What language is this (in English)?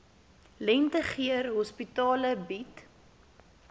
Afrikaans